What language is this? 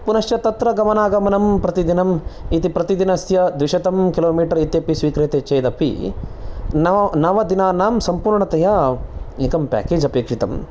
Sanskrit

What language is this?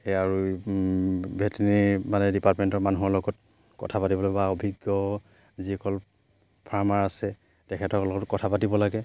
Assamese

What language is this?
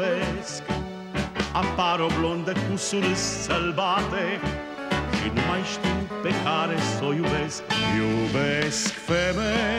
Romanian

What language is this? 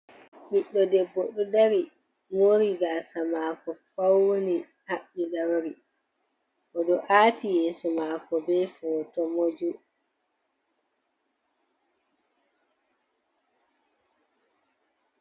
Fula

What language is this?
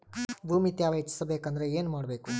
Kannada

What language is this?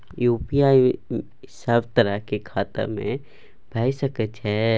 Maithili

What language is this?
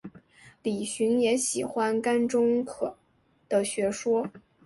Chinese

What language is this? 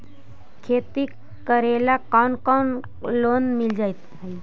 Magahi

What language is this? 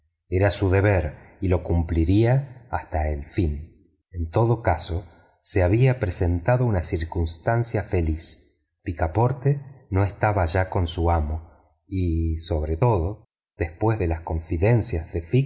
Spanish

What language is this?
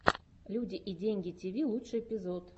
Russian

